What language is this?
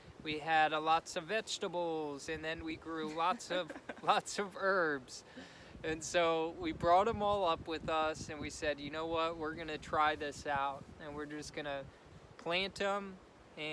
English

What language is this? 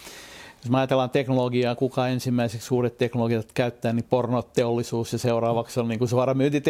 Finnish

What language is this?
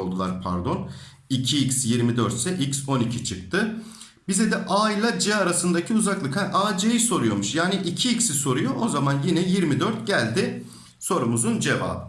Turkish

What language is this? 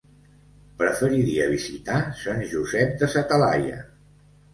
Catalan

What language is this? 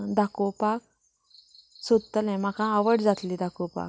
Konkani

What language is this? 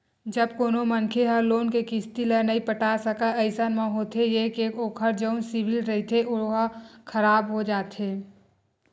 Chhattisgarhi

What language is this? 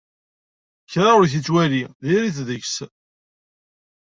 Kabyle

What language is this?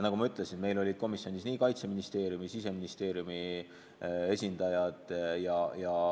Estonian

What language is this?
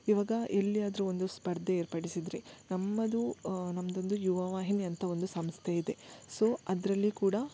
Kannada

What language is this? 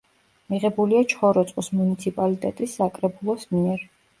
Georgian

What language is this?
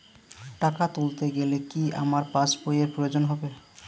Bangla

